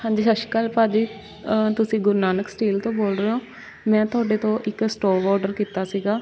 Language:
Punjabi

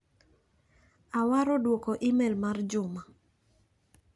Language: Luo (Kenya and Tanzania)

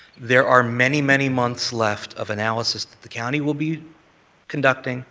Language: English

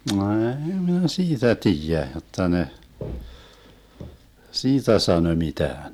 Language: Finnish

